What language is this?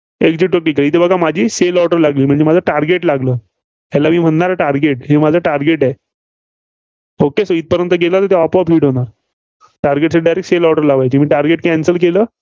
Marathi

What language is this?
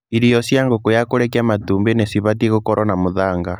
Kikuyu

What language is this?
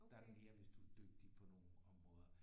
Danish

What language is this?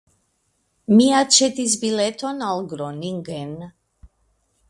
Esperanto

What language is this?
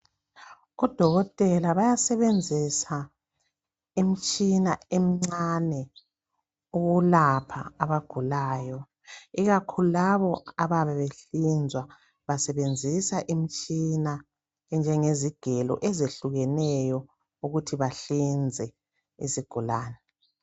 North Ndebele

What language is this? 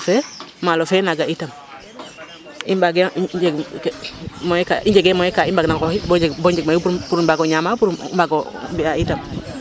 Serer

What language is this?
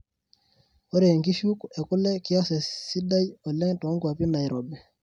Masai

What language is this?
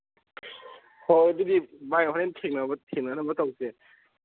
Manipuri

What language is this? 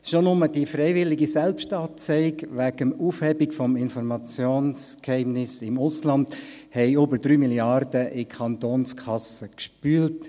Swiss German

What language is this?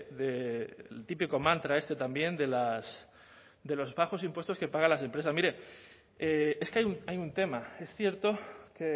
Spanish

